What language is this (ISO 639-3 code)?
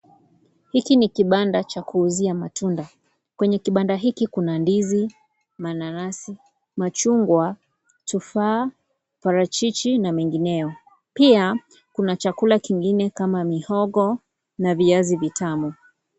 swa